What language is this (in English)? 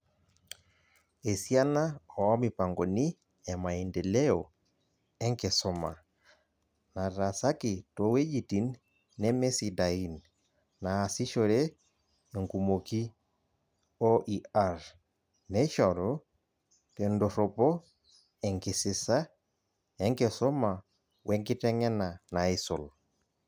Masai